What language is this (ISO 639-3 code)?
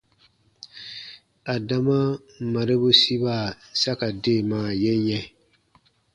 bba